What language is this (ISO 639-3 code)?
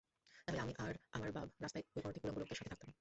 ben